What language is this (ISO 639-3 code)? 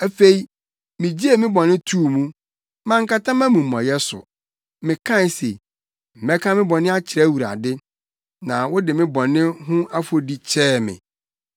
aka